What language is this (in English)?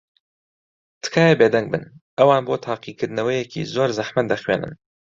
Central Kurdish